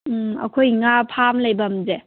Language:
Manipuri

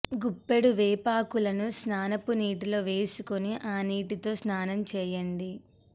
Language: Telugu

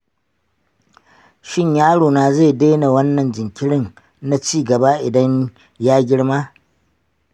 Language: Hausa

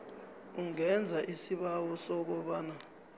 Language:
South Ndebele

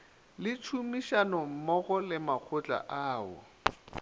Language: Northern Sotho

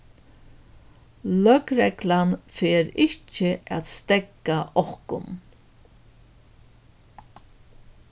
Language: Faroese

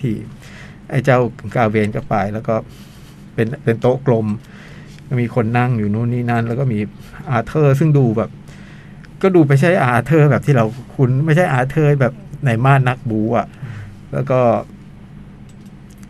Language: Thai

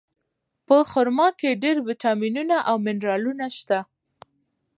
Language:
Pashto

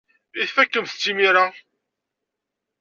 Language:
Kabyle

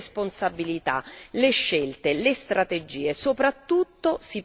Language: Italian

